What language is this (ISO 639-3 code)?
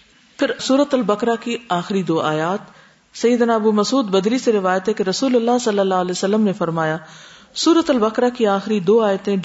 urd